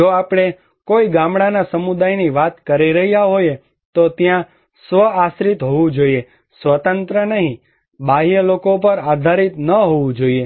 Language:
Gujarati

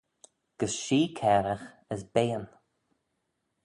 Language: Manx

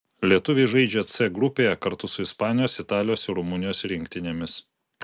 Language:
Lithuanian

